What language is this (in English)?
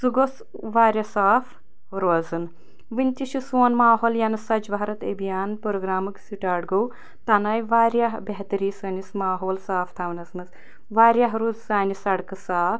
Kashmiri